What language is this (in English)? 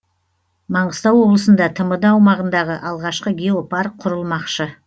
Kazakh